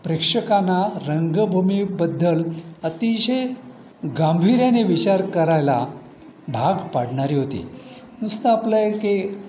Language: Marathi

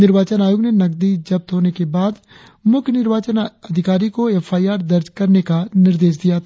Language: Hindi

